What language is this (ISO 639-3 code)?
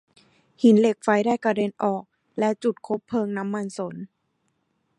tha